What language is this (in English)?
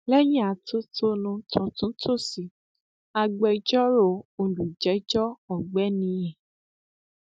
Yoruba